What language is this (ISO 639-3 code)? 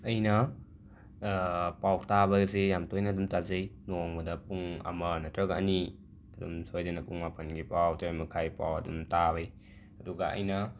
mni